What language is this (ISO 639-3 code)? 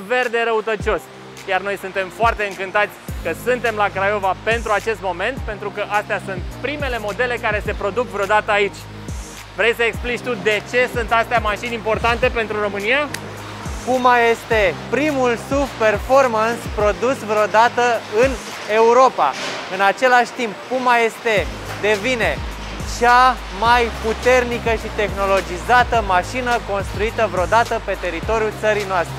ron